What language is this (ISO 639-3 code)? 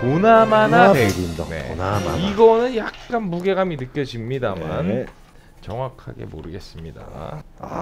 kor